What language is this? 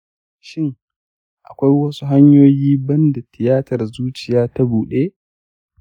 Hausa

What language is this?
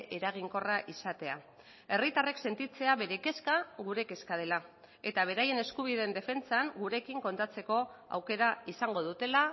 Basque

